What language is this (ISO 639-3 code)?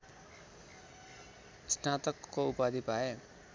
nep